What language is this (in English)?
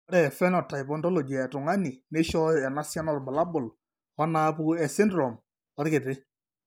Masai